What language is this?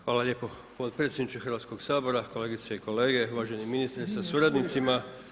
Croatian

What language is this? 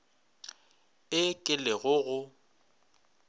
Northern Sotho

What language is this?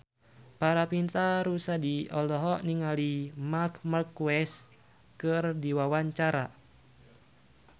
Sundanese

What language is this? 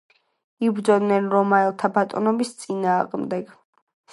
Georgian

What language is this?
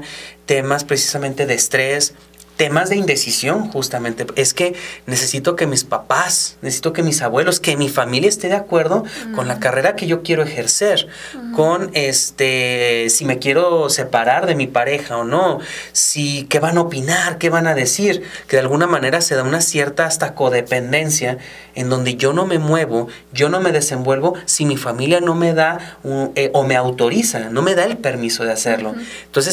Spanish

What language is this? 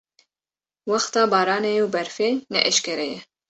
Kurdish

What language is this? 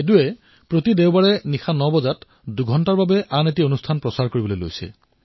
Assamese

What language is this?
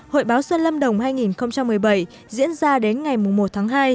Vietnamese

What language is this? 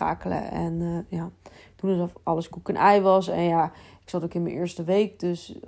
Dutch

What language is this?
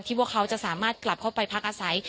Thai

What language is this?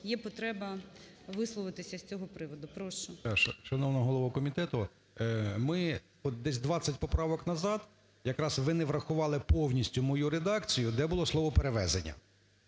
Ukrainian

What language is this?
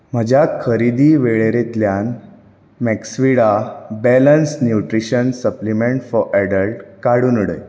Konkani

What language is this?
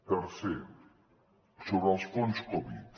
Catalan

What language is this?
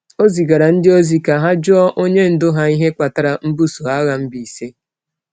Igbo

